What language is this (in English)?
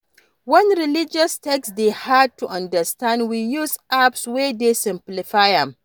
Nigerian Pidgin